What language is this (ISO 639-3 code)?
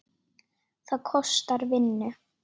isl